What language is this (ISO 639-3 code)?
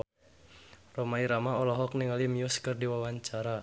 sun